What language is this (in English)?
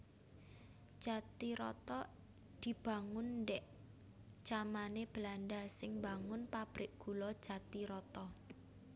Javanese